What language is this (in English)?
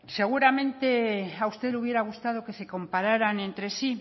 Spanish